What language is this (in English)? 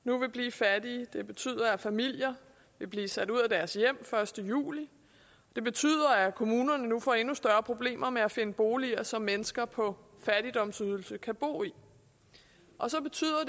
Danish